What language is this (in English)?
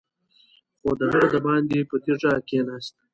Pashto